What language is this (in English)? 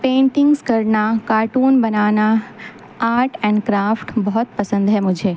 Urdu